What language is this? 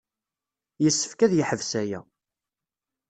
Kabyle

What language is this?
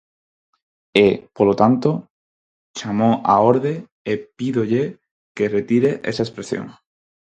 Galician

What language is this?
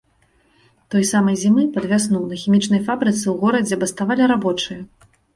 Belarusian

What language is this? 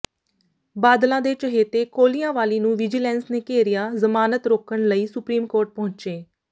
Punjabi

